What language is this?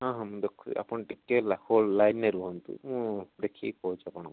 Odia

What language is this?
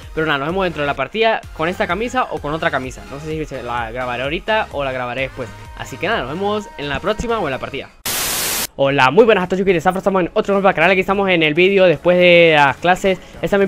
Spanish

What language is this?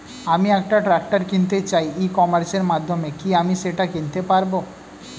Bangla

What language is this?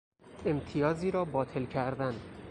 Persian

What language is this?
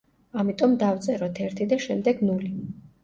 Georgian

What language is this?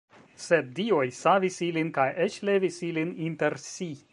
Esperanto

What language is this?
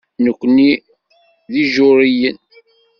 Kabyle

